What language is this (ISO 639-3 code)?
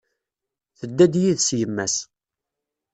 kab